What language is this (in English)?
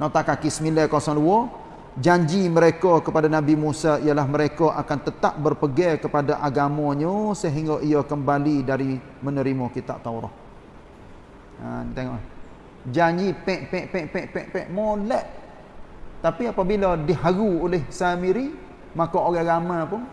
Malay